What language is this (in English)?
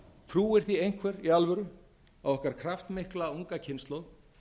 Icelandic